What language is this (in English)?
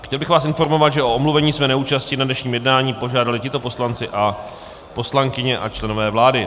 Czech